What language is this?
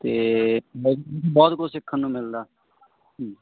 Punjabi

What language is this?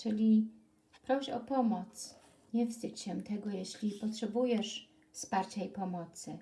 Polish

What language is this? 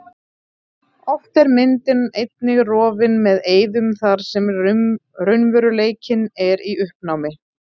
Icelandic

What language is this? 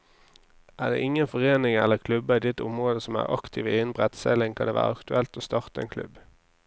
Norwegian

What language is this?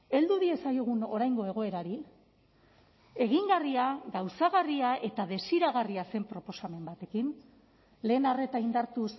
Basque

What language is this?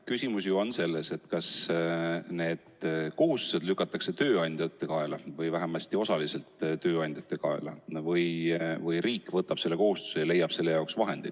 Estonian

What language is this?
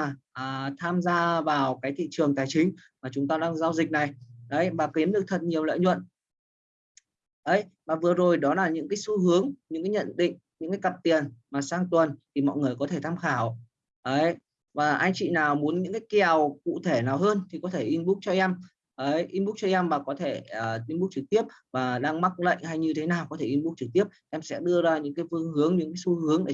Vietnamese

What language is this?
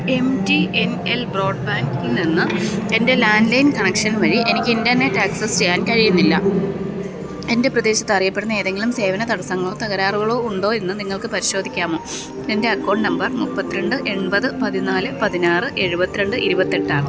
Malayalam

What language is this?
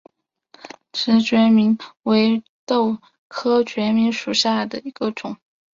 Chinese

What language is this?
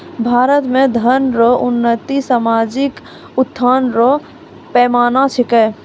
Maithili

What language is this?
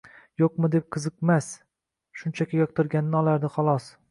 Uzbek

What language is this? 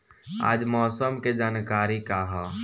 Bhojpuri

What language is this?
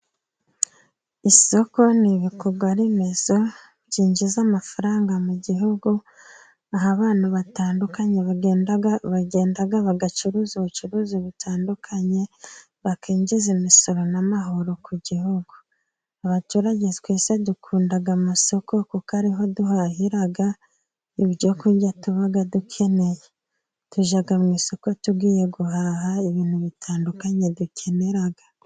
Kinyarwanda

